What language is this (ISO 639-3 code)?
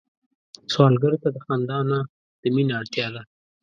pus